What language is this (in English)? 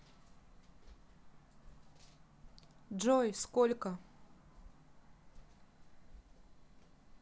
Russian